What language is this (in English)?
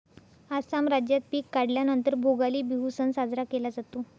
Marathi